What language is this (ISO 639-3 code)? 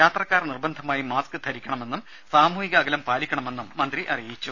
mal